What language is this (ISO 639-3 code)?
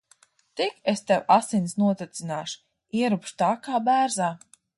lav